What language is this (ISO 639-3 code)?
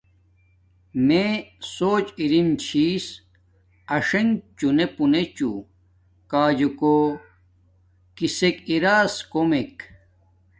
dmk